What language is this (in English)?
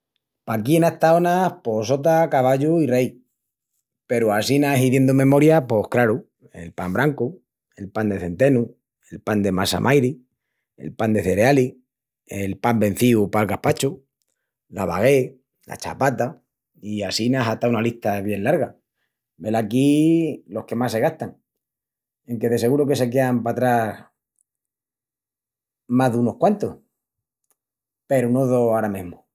Extremaduran